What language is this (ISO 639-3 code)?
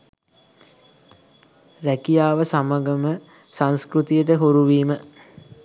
sin